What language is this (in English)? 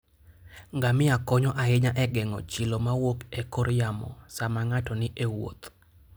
Luo (Kenya and Tanzania)